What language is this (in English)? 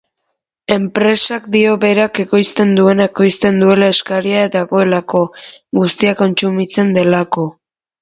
Basque